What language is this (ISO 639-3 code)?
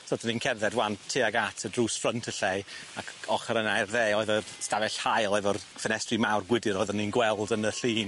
cym